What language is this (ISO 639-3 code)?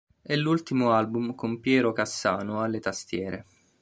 ita